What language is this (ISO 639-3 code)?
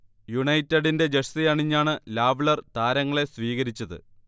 mal